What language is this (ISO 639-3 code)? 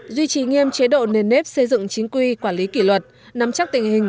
vie